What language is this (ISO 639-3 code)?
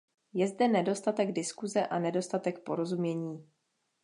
ces